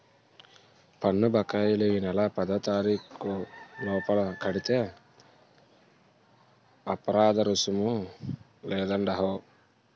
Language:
Telugu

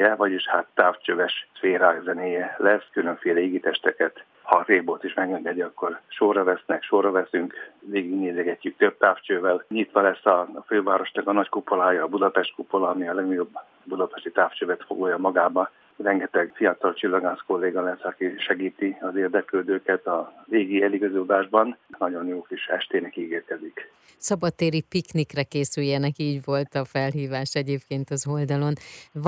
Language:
Hungarian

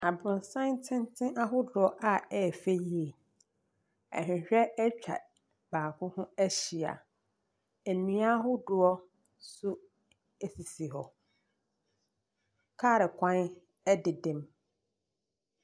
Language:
Akan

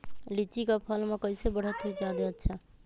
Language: Magahi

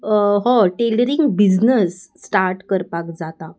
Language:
Konkani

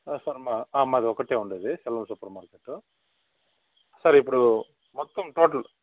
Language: Telugu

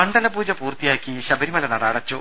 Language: Malayalam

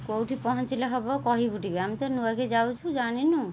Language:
Odia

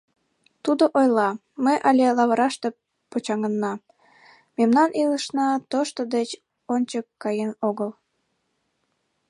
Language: Mari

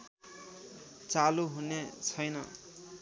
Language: Nepali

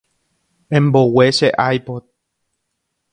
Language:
Guarani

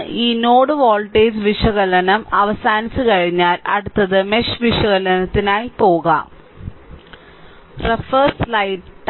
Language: Malayalam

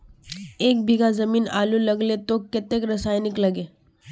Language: Magahi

